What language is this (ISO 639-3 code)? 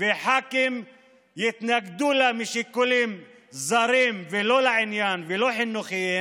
heb